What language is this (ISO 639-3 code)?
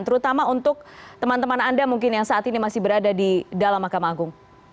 ind